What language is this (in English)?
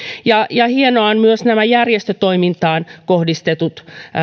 Finnish